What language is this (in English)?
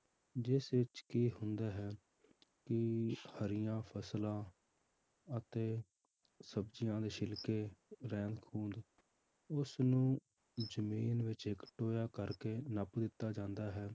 Punjabi